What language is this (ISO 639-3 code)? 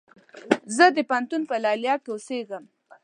pus